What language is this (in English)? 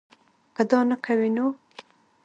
Pashto